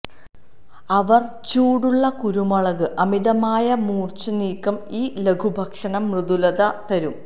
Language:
Malayalam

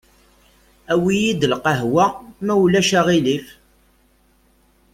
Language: Kabyle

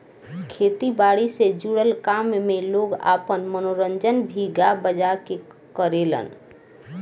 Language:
Bhojpuri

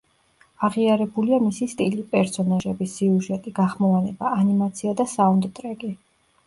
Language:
Georgian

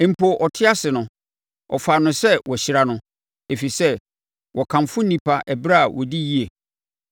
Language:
Akan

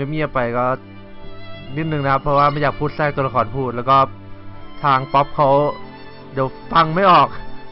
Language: Thai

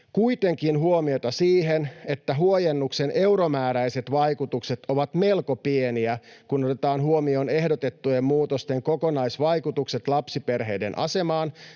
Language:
Finnish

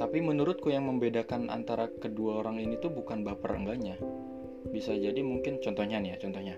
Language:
Indonesian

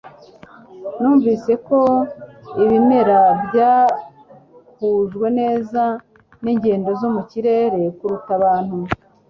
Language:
Kinyarwanda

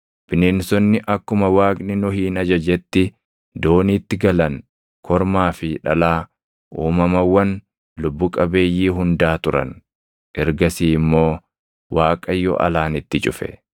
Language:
Oromo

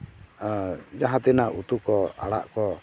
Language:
Santali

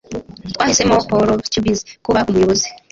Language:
Kinyarwanda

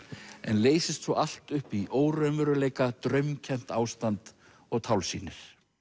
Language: Icelandic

